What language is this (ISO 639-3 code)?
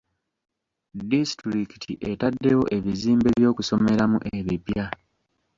lug